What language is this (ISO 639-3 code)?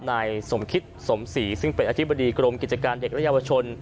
tha